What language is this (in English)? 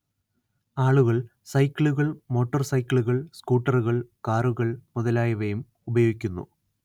Malayalam